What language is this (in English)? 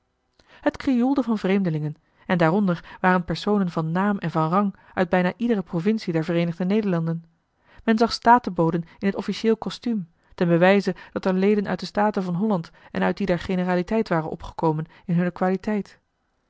Dutch